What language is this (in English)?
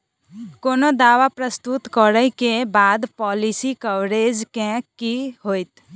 Maithili